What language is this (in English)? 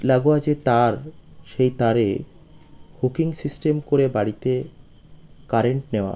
Bangla